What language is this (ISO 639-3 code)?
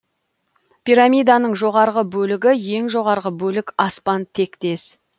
kaz